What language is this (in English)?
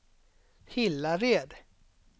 Swedish